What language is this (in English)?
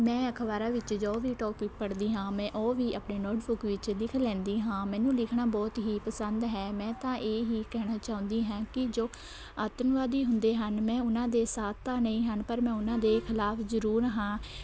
Punjabi